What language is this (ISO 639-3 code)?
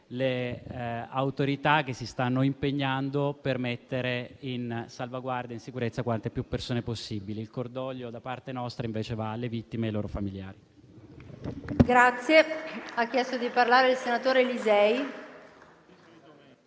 ita